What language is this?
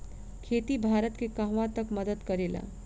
Bhojpuri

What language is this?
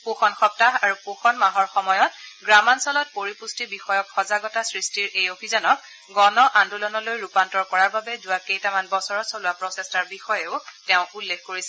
Assamese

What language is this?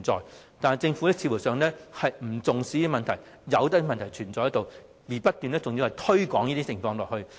Cantonese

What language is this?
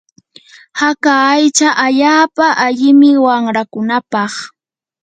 Yanahuanca Pasco Quechua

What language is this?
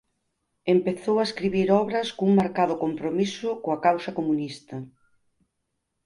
Galician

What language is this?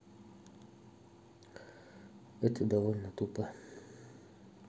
Russian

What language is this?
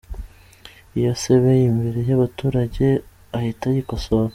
Kinyarwanda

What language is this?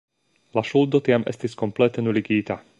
Esperanto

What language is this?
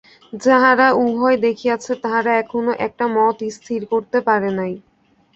Bangla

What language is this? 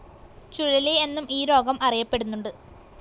Malayalam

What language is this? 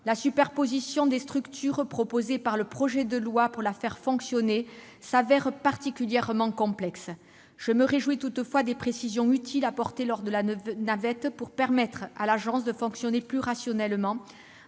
French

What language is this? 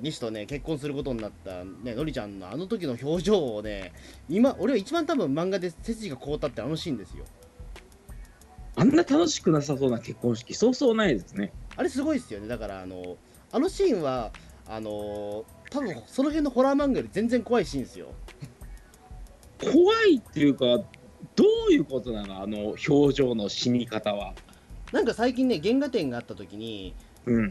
Japanese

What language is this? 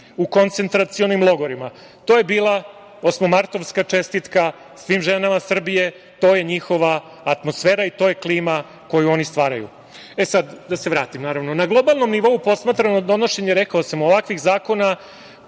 Serbian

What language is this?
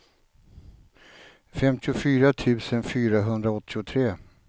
Swedish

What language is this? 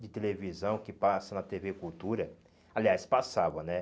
Portuguese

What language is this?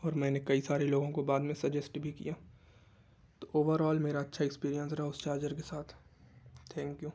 Urdu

